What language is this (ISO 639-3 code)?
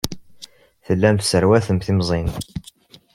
kab